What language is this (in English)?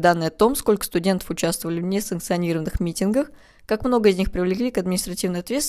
Russian